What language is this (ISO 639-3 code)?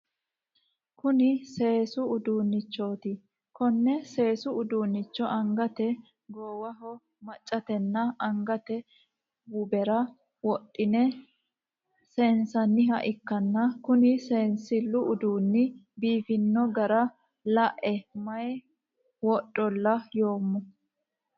sid